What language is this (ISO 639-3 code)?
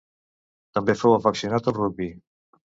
cat